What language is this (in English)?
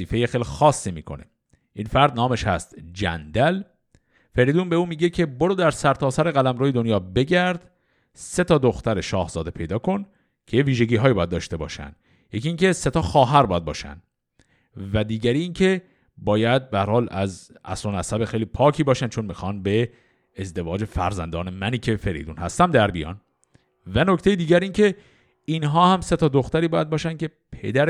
Persian